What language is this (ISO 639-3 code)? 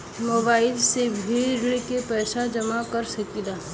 bho